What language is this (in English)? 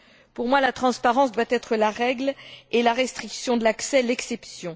French